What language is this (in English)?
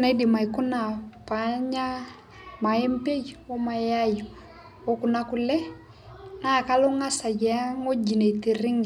Masai